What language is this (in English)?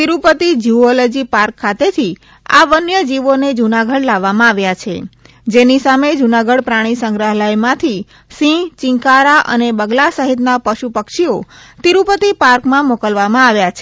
Gujarati